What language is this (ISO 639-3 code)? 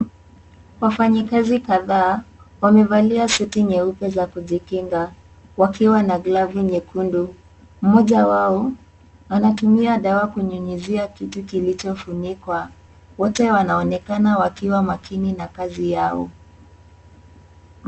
swa